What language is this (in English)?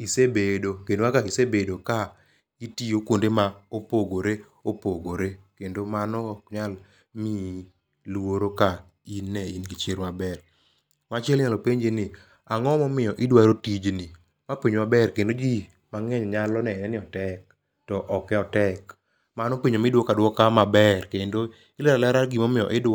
Luo (Kenya and Tanzania)